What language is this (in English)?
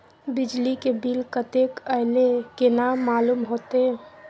Maithili